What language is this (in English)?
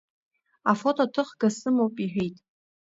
Abkhazian